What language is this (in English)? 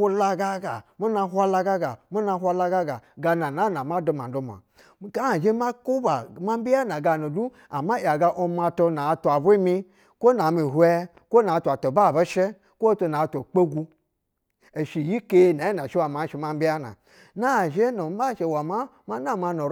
Basa (Nigeria)